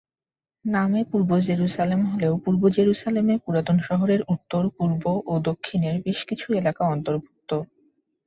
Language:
Bangla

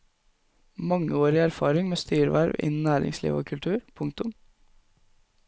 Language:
Norwegian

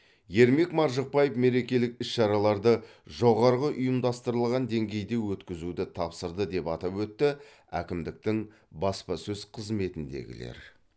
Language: Kazakh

